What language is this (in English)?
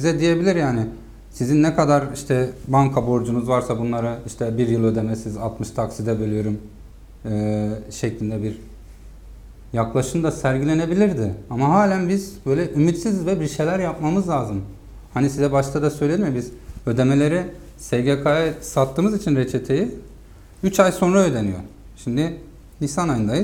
Turkish